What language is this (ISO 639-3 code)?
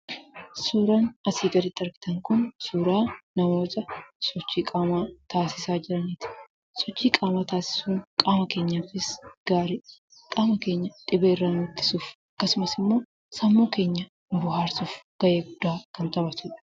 orm